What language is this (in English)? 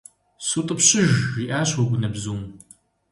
Kabardian